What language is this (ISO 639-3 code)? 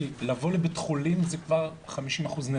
heb